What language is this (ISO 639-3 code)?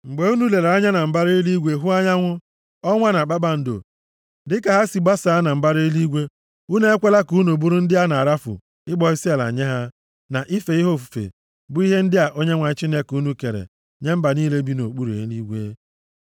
ibo